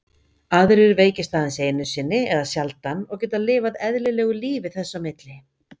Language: Icelandic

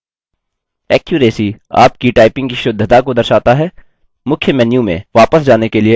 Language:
Hindi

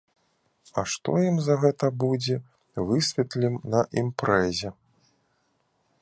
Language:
Belarusian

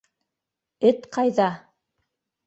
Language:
Bashkir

